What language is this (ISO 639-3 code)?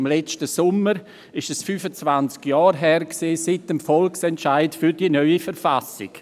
gsw